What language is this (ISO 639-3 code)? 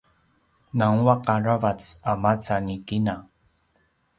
pwn